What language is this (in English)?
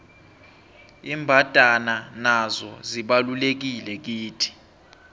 South Ndebele